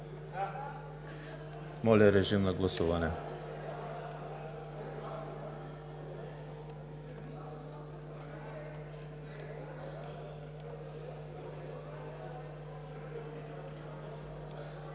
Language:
Bulgarian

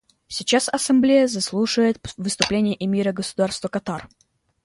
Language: Russian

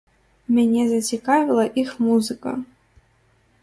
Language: Belarusian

